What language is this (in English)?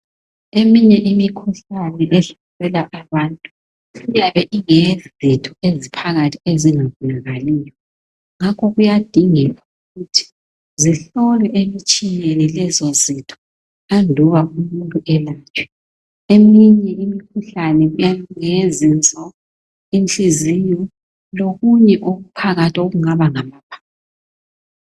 North Ndebele